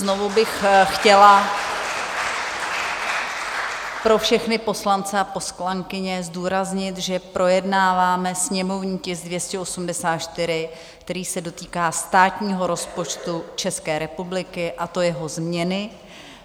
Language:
Czech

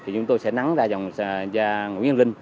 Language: Vietnamese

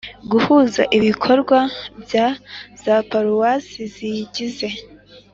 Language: Kinyarwanda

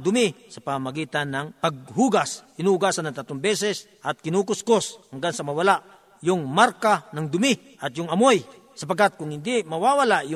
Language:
Filipino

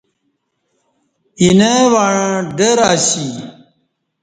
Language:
Kati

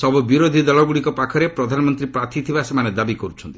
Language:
Odia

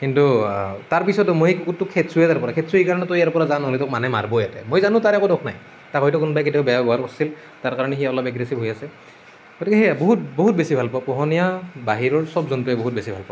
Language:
Assamese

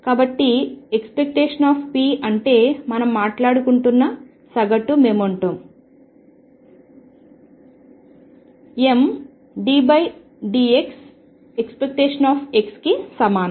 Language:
Telugu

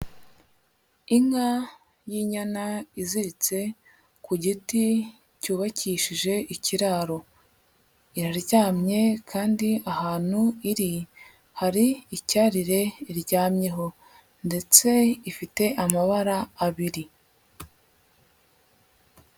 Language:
Kinyarwanda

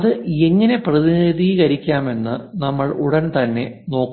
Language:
Malayalam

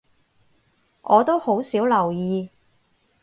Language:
Cantonese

